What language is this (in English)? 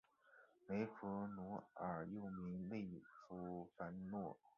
Chinese